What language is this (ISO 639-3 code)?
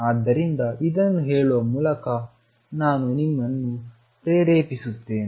kan